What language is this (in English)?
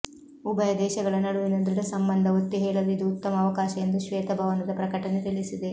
Kannada